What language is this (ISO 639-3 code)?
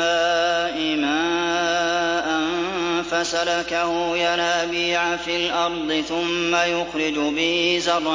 ara